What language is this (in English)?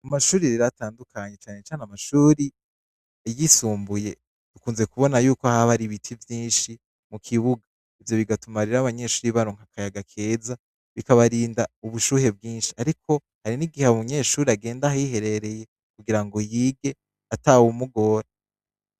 Rundi